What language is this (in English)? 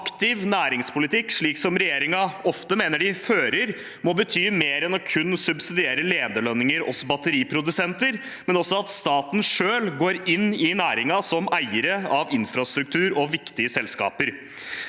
Norwegian